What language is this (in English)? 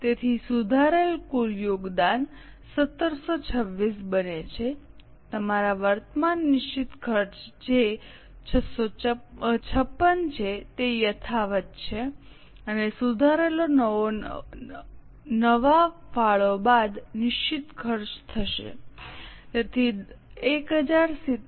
Gujarati